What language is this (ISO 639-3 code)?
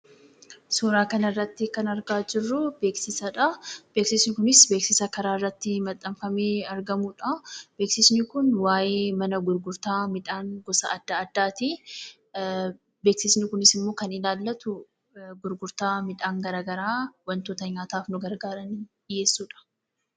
orm